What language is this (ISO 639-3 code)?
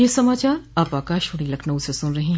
hin